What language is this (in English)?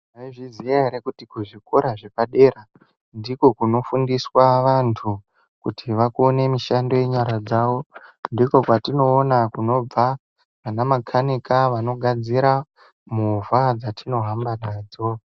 Ndau